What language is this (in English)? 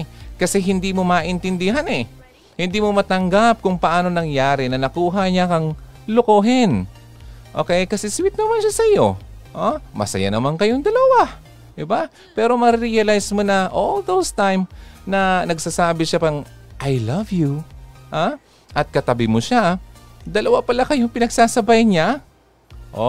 Filipino